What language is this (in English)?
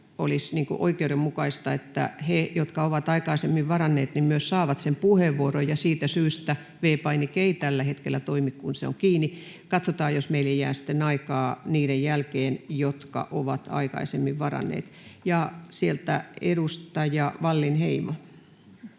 Finnish